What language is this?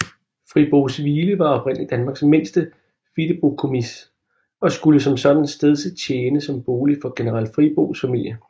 Danish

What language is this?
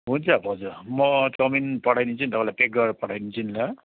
Nepali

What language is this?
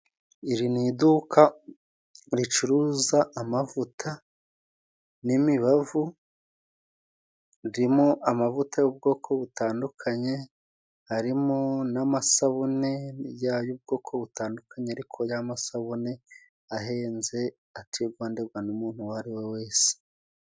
Kinyarwanda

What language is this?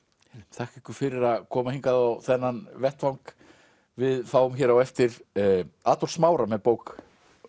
Icelandic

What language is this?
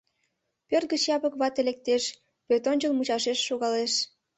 Mari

